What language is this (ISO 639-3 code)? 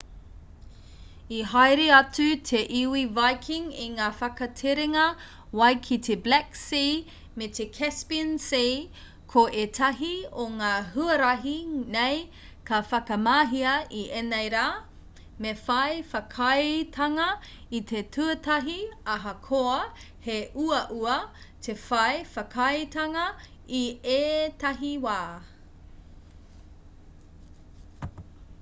mri